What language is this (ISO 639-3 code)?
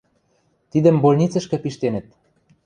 mrj